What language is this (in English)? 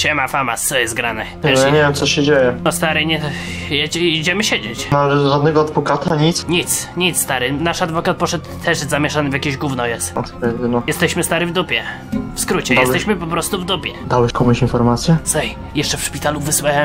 Polish